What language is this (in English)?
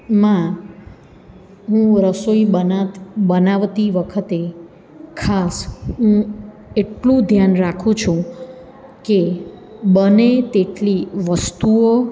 Gujarati